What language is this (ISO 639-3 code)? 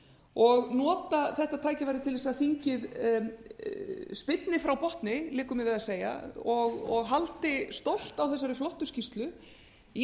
isl